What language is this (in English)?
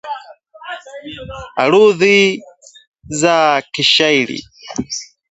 Swahili